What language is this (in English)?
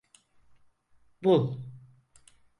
Turkish